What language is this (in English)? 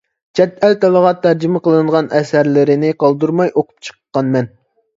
Uyghur